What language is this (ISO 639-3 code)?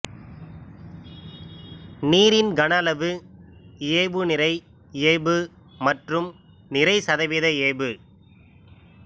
tam